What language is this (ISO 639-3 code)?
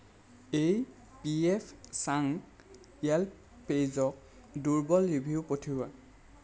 asm